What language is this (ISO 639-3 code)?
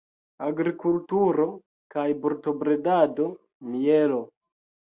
epo